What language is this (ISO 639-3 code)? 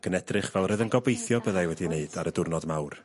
cym